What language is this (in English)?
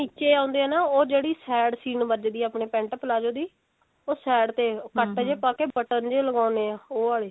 Punjabi